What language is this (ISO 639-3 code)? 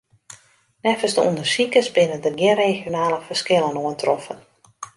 fry